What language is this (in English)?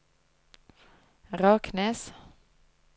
Norwegian